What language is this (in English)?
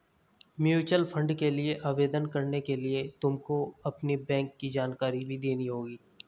Hindi